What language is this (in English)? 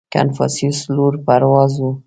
Pashto